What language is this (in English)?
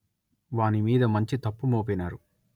Telugu